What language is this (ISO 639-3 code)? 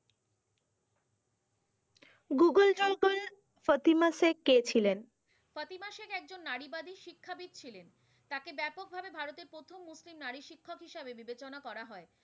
ben